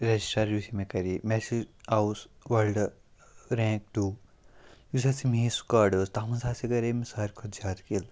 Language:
Kashmiri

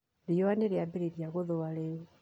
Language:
Kikuyu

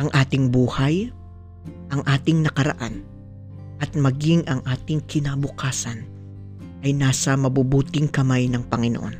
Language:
Filipino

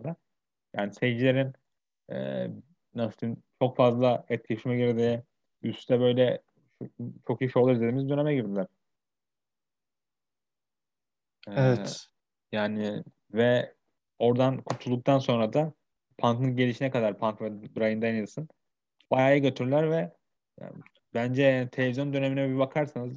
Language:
Turkish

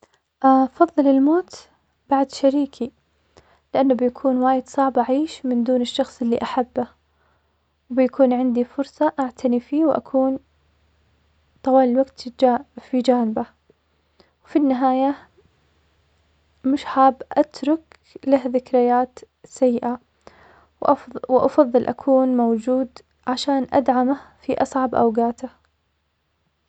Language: Omani Arabic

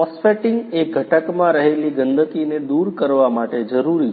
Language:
Gujarati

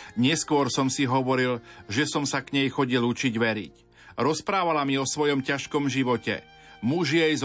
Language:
Slovak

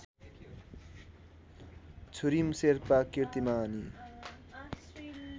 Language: Nepali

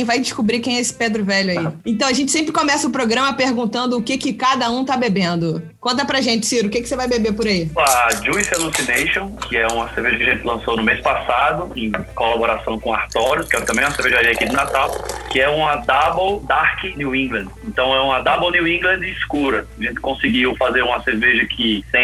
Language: Portuguese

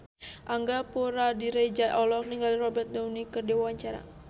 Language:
Sundanese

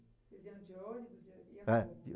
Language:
Portuguese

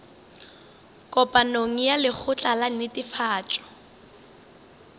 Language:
Northern Sotho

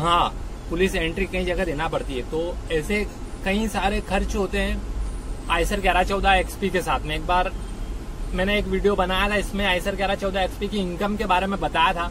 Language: Hindi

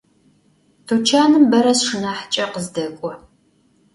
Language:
Adyghe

